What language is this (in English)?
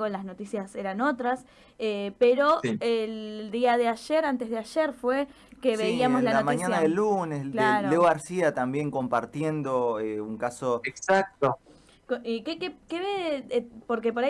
Spanish